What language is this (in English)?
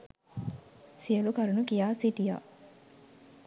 Sinhala